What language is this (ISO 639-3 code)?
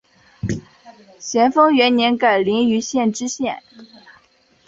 zho